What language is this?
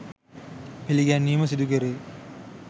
Sinhala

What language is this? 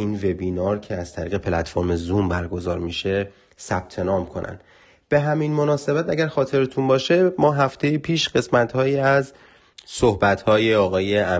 Persian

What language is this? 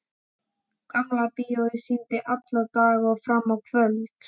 Icelandic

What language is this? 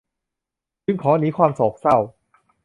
Thai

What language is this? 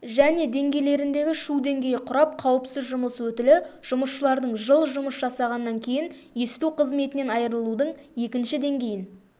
Kazakh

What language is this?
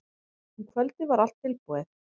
Icelandic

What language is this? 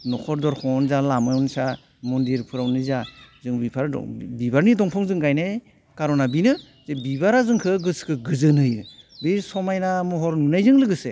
Bodo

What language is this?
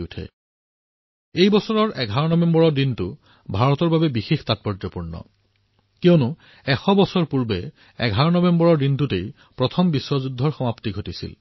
Assamese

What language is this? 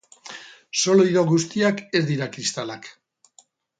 Basque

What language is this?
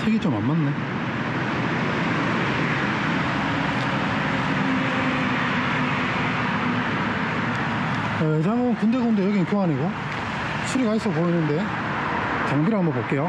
Korean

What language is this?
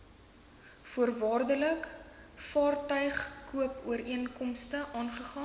Afrikaans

